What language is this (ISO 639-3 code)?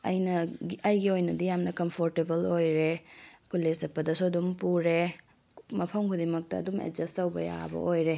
mni